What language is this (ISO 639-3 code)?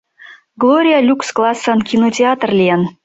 chm